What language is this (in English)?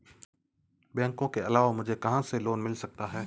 Hindi